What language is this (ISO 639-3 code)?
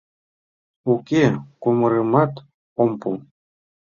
chm